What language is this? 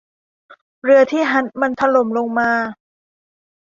Thai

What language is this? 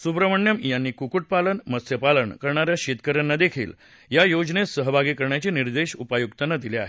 Marathi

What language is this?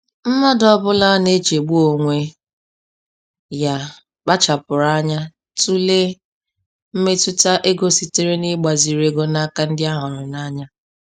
Igbo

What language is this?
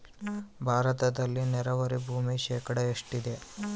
Kannada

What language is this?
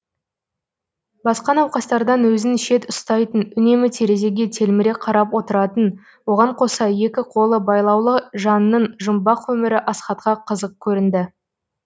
Kazakh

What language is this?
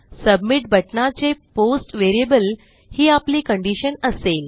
Marathi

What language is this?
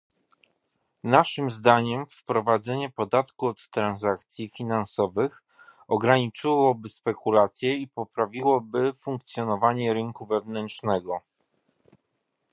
Polish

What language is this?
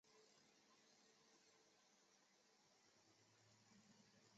Chinese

